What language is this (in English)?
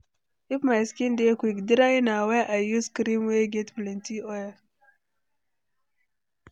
Nigerian Pidgin